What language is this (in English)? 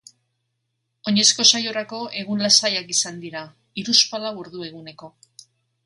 Basque